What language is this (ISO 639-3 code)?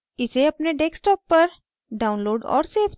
hin